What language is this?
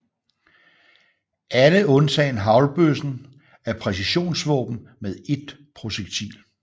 Danish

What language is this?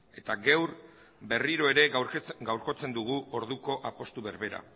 Basque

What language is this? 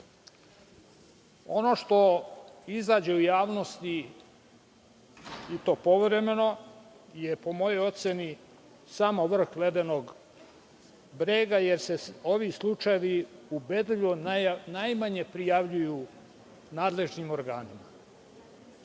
Serbian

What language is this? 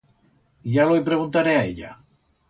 Aragonese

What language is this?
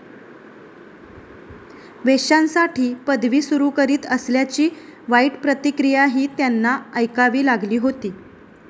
Marathi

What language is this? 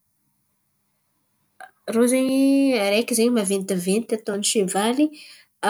Antankarana Malagasy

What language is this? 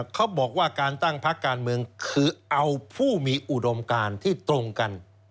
Thai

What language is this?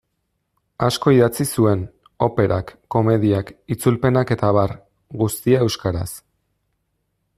Basque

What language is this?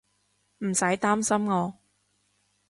Cantonese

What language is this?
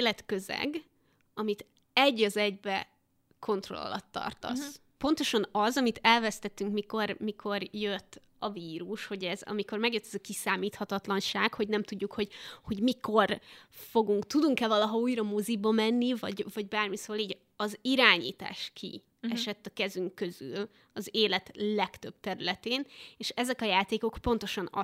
Hungarian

